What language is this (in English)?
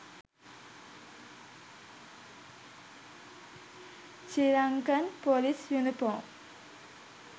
Sinhala